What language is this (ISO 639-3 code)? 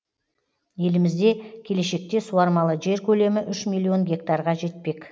kaz